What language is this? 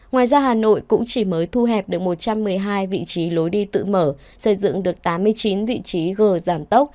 Vietnamese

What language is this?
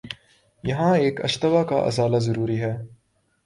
Urdu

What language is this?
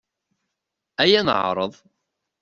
Kabyle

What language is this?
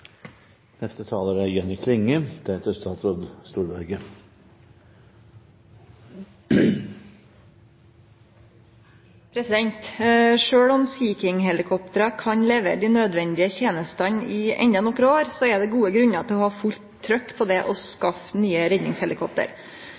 Norwegian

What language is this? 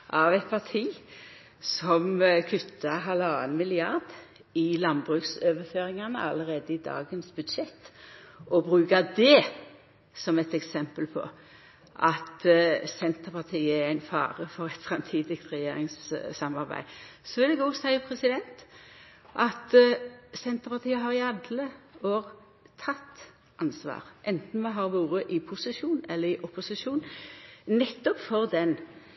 Norwegian Nynorsk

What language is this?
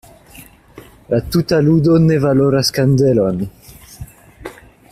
Esperanto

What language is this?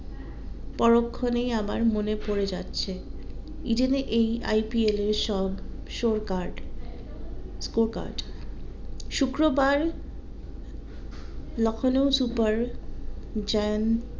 Bangla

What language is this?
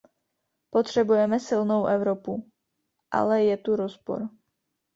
Czech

